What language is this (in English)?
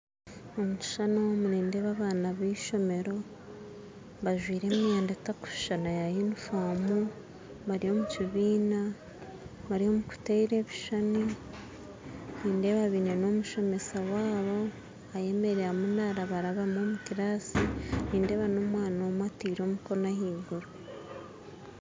Nyankole